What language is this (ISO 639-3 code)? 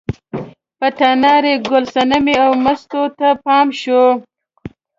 pus